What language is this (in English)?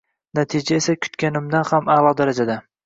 Uzbek